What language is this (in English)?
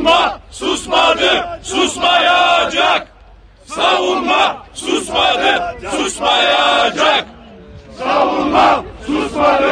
Turkish